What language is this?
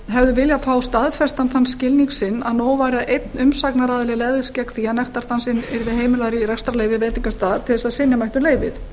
Icelandic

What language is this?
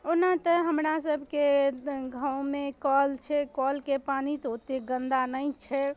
Maithili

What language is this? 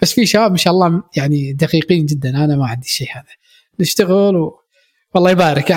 Arabic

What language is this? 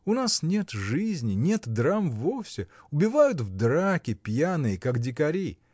Russian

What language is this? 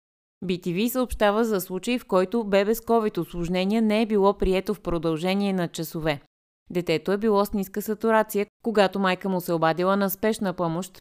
Bulgarian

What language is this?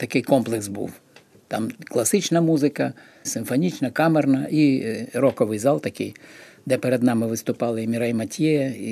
Ukrainian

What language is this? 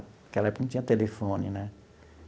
Portuguese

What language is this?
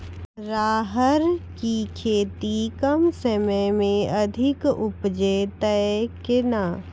Maithili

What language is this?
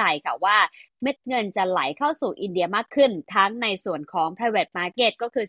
Thai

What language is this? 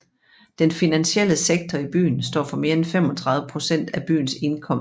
Danish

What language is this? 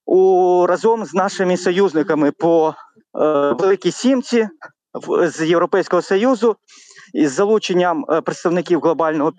Ukrainian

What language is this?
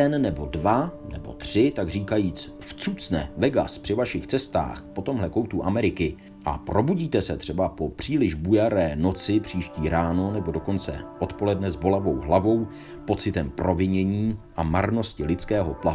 Czech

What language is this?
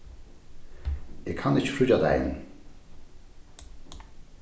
Faroese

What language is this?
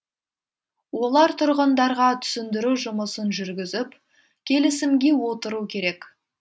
Kazakh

